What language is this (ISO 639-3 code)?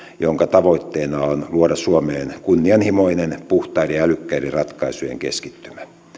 fin